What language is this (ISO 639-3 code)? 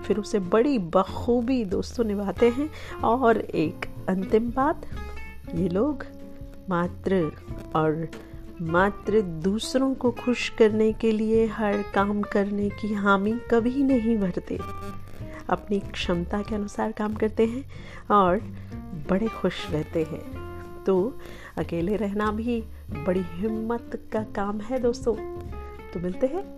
hin